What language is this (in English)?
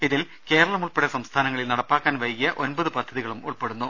Malayalam